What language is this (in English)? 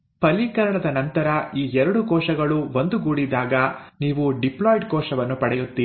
Kannada